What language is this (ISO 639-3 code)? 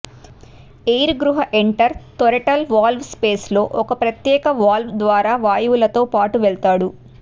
tel